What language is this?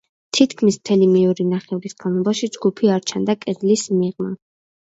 Georgian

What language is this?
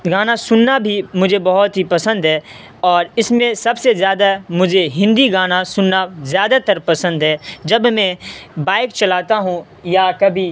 Urdu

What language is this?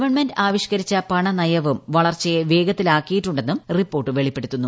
Malayalam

